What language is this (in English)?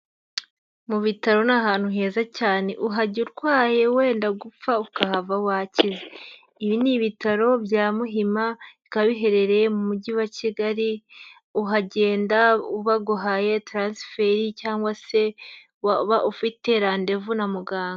Kinyarwanda